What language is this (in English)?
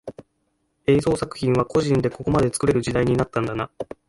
Japanese